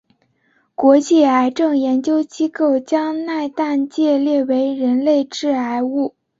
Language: Chinese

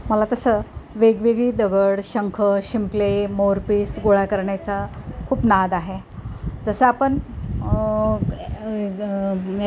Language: Marathi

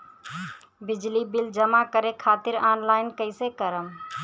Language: Bhojpuri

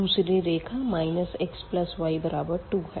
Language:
Hindi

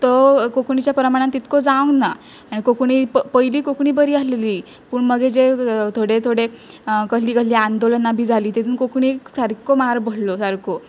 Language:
Konkani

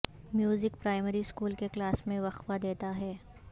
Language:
Urdu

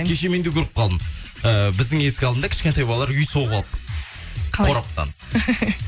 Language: Kazakh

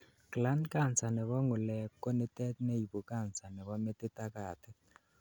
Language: Kalenjin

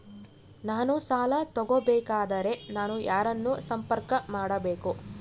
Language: Kannada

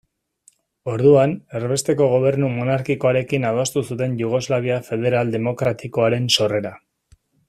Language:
Basque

